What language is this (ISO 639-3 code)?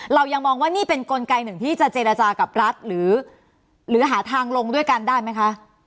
tha